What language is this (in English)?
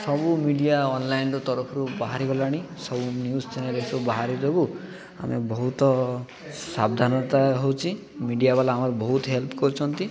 Odia